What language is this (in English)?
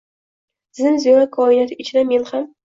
Uzbek